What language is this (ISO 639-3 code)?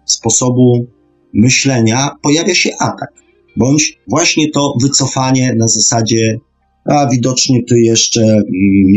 pol